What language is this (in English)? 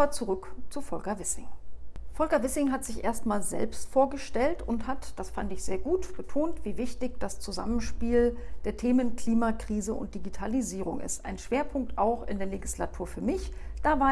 German